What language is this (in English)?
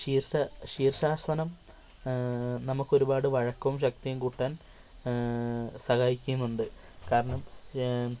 Malayalam